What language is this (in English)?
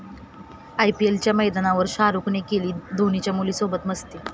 Marathi